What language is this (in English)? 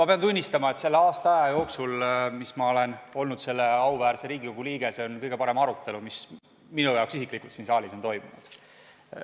Estonian